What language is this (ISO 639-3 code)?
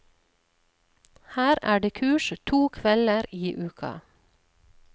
nor